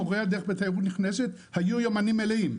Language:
Hebrew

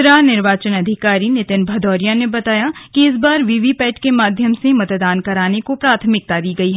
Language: Hindi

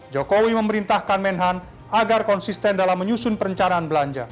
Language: Indonesian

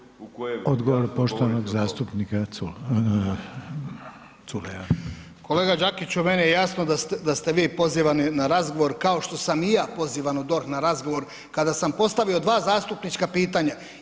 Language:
Croatian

